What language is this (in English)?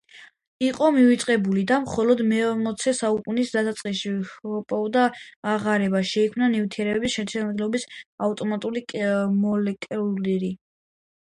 Georgian